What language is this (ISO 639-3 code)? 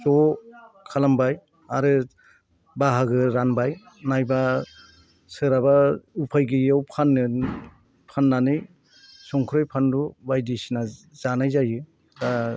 brx